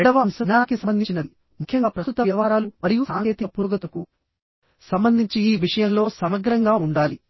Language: Telugu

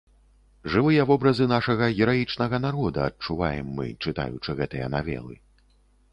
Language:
Belarusian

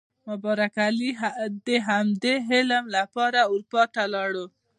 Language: Pashto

